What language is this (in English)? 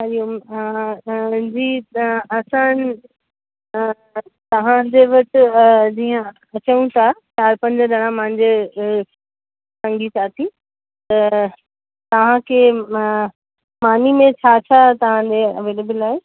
Sindhi